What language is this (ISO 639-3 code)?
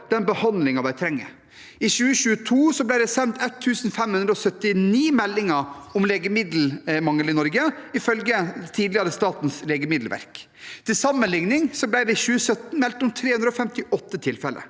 nor